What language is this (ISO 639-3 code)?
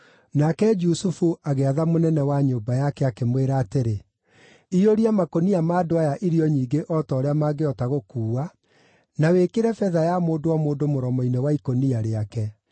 kik